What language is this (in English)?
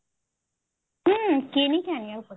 Odia